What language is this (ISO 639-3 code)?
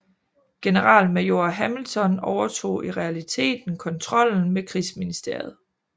dan